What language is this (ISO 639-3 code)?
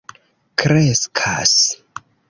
epo